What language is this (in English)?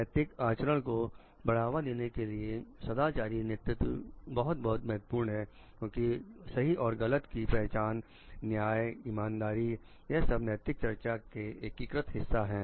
Hindi